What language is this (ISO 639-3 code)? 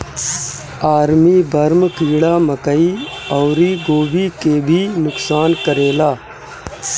bho